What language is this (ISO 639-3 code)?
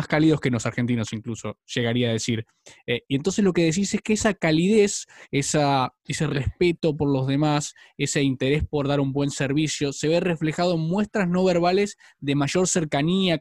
spa